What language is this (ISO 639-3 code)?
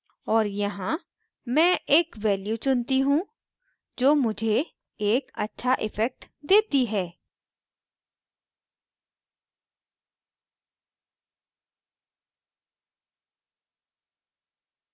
hin